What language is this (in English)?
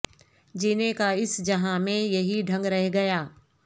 Urdu